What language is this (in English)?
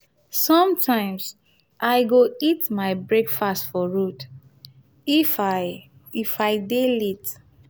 Nigerian Pidgin